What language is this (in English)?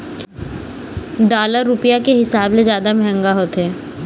Chhattisgarhi